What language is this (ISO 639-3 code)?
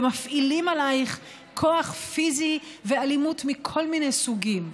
heb